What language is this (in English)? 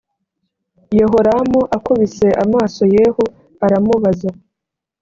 Kinyarwanda